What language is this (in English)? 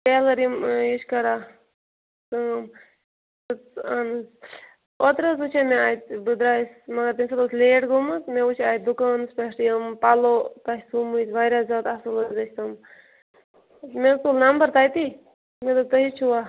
Kashmiri